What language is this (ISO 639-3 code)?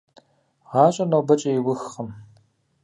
kbd